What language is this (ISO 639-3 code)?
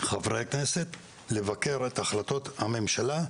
heb